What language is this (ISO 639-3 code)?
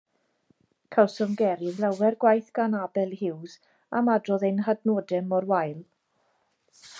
cym